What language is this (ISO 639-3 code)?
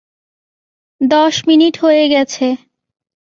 ben